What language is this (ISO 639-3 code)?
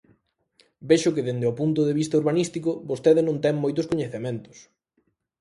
glg